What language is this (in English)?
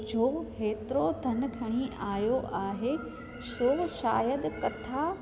Sindhi